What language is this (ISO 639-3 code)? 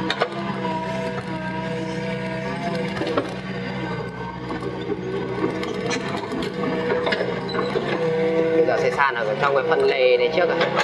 vie